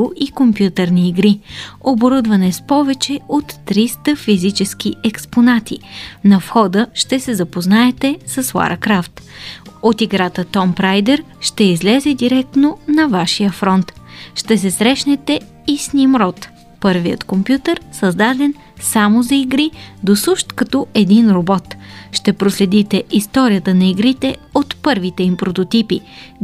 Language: Bulgarian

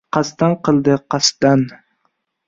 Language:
Uzbek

